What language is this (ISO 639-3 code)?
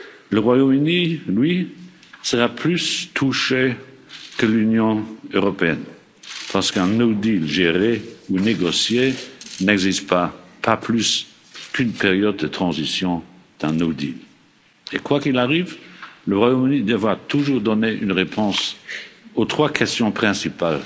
fra